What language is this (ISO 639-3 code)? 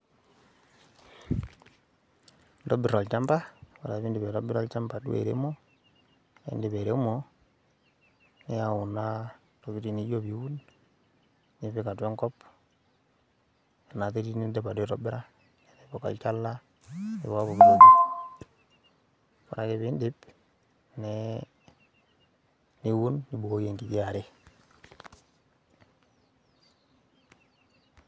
mas